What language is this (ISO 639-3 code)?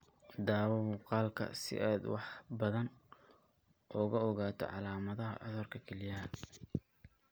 som